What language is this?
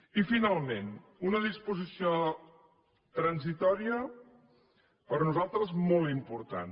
Catalan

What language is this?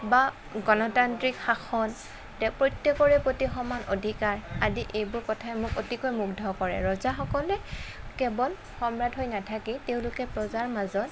Assamese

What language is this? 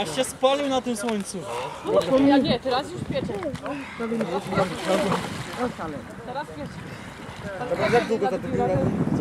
Polish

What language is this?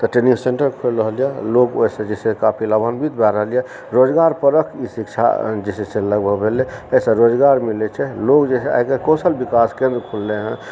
Maithili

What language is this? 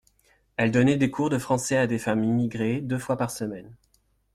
French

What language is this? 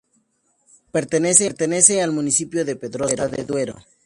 Spanish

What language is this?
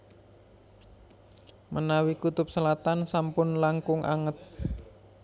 Javanese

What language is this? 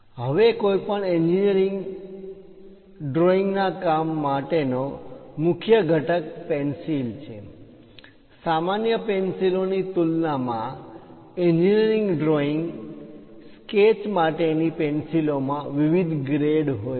Gujarati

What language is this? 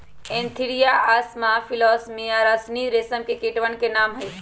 Magahi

